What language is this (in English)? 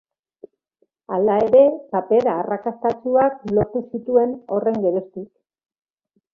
Basque